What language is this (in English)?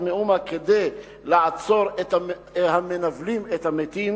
Hebrew